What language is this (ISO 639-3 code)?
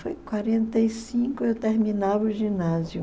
por